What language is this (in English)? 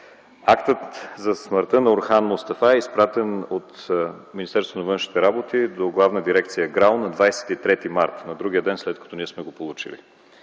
Bulgarian